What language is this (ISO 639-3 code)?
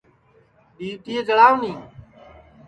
ssi